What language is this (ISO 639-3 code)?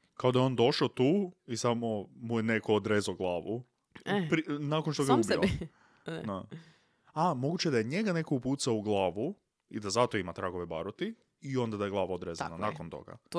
hrv